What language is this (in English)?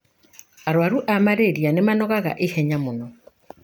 Kikuyu